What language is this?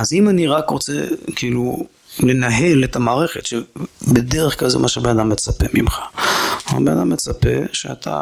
Hebrew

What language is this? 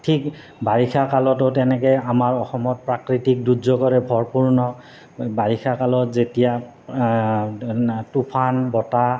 Assamese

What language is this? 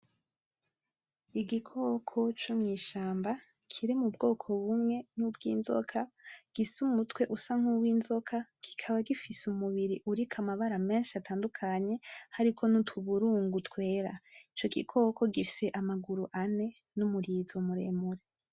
Rundi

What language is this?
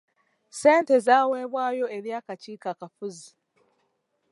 Ganda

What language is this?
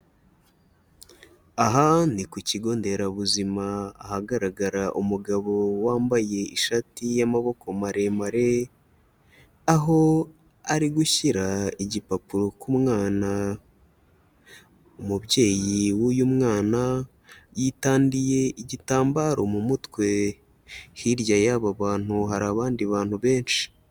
Kinyarwanda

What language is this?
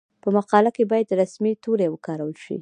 Pashto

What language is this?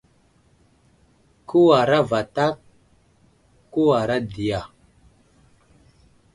Wuzlam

